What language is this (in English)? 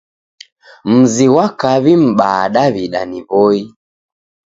Taita